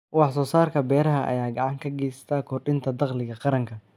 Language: Somali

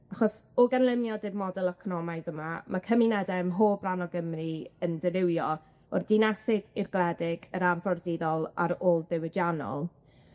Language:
Welsh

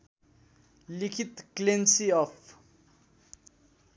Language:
Nepali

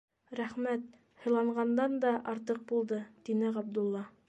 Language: Bashkir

